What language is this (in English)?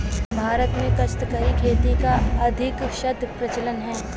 Hindi